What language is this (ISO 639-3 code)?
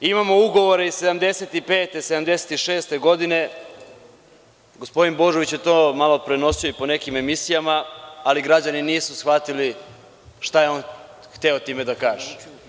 srp